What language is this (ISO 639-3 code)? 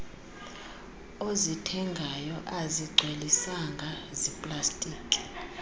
xho